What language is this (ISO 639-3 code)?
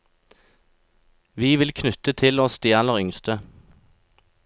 nor